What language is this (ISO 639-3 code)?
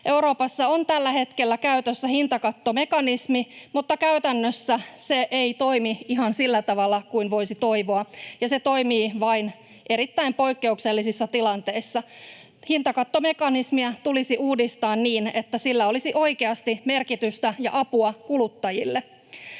fin